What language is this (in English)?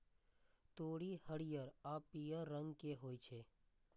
Maithili